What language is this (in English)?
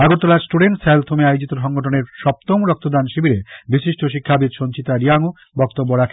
Bangla